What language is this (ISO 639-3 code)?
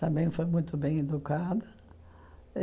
por